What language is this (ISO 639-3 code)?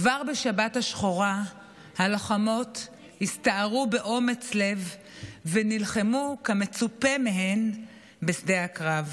heb